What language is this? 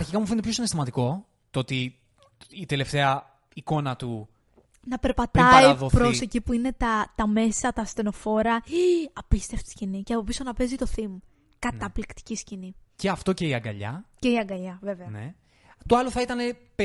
Greek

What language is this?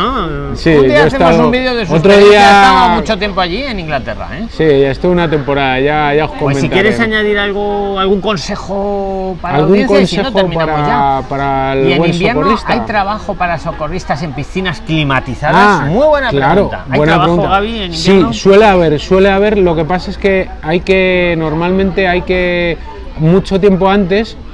Spanish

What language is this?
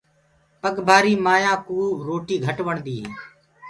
Gurgula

